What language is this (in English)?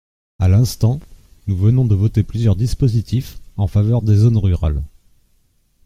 French